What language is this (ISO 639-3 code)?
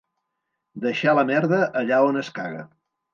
cat